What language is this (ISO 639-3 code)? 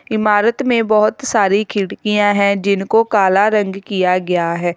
hin